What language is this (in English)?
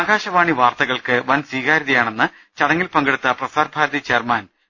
Malayalam